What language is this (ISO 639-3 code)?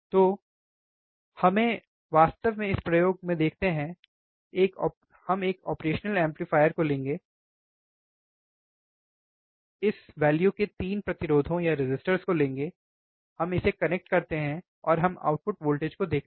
hin